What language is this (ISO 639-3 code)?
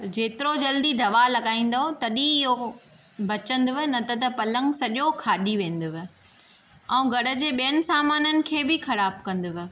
snd